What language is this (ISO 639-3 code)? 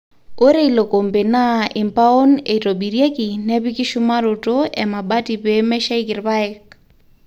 mas